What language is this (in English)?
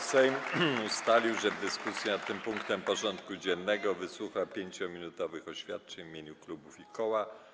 Polish